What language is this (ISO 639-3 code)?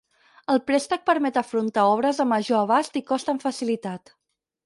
cat